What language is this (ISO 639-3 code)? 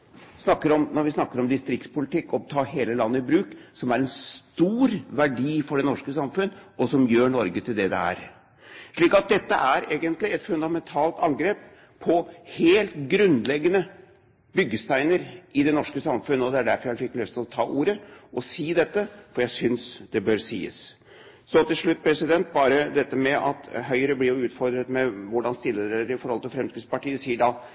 nob